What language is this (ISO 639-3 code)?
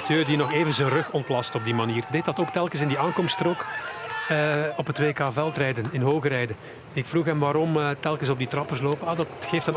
nld